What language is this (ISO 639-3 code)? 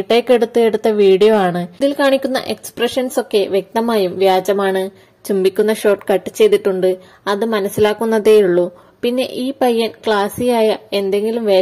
mal